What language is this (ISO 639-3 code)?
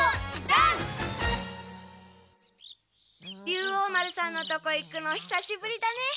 jpn